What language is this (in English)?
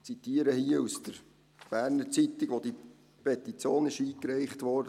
Swiss German